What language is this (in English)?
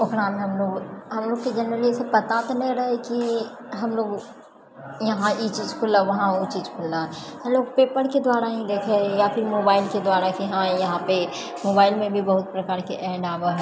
Maithili